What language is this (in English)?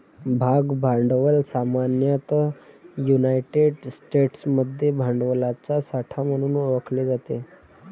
Marathi